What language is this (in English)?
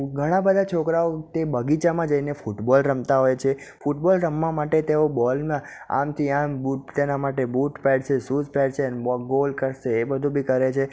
Gujarati